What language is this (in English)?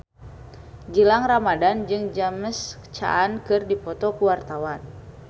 Sundanese